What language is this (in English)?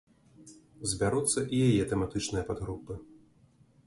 Belarusian